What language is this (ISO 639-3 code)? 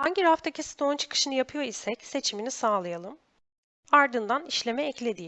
tur